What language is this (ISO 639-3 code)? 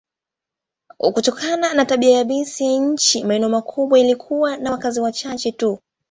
swa